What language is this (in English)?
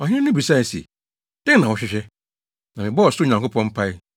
Akan